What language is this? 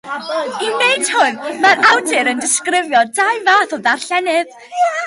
Welsh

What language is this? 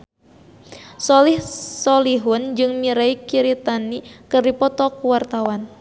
Sundanese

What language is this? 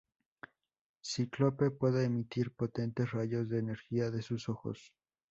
Spanish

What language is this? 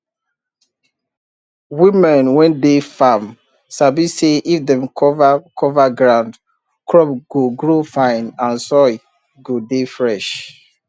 Nigerian Pidgin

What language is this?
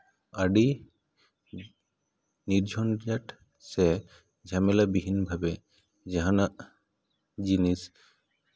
Santali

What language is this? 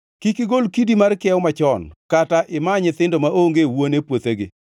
Luo (Kenya and Tanzania)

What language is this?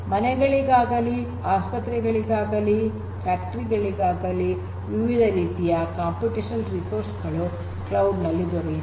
Kannada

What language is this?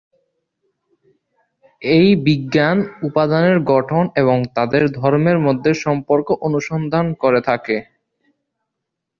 Bangla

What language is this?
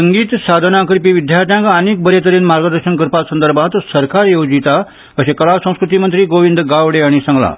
Konkani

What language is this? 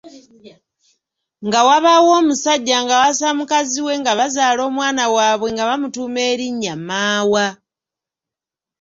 Ganda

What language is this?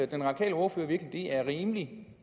Danish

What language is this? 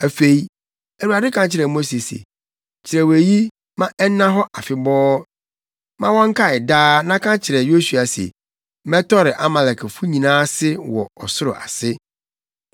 Akan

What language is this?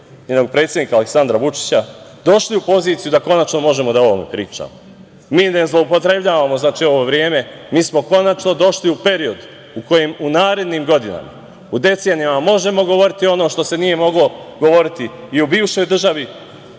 Serbian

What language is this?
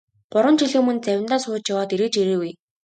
Mongolian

